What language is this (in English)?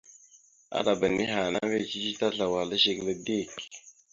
Mada (Cameroon)